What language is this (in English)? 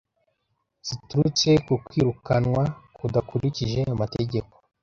Kinyarwanda